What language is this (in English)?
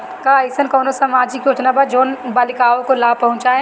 Bhojpuri